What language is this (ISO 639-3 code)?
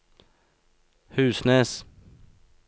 nor